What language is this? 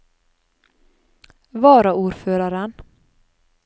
Norwegian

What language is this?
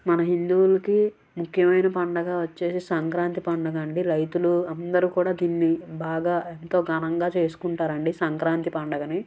Telugu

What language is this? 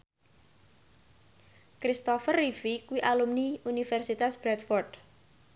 Javanese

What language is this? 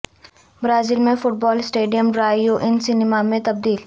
Urdu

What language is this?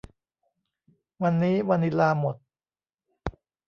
Thai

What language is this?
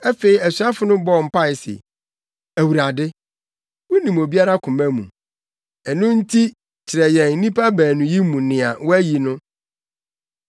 Akan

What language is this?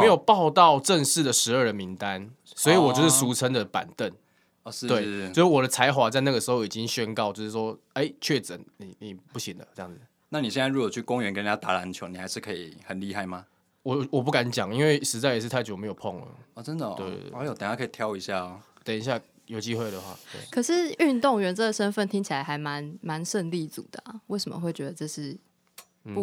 Chinese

